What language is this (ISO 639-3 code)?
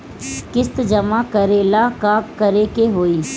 bho